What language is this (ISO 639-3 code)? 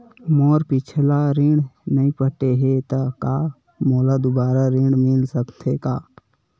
hne